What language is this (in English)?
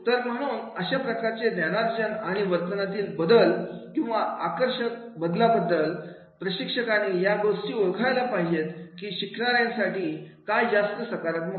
Marathi